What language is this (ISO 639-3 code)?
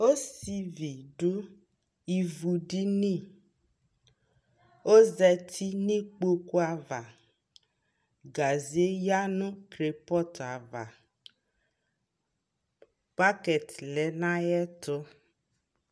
kpo